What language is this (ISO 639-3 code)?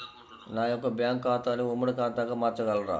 tel